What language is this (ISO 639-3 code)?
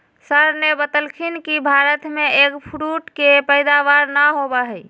mag